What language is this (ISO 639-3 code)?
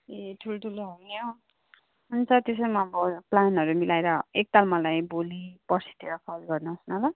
nep